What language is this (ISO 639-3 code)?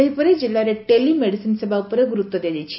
ori